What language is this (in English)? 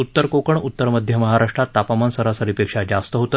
Marathi